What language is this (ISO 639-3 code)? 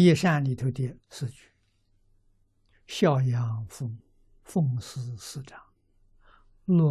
zho